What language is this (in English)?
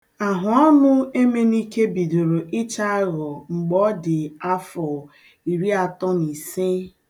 Igbo